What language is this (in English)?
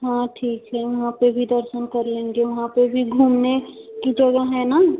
Hindi